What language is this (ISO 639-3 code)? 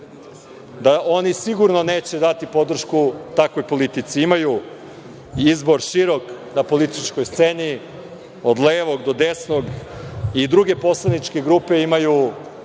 srp